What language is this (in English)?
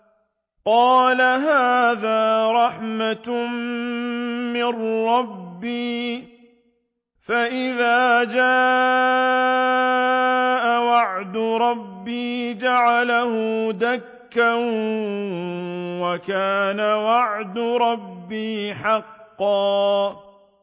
Arabic